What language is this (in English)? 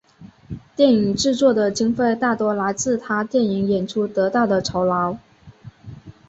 Chinese